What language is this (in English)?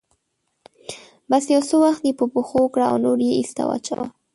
Pashto